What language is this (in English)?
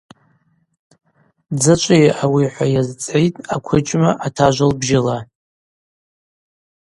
Abaza